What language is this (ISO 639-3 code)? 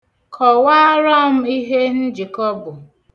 ibo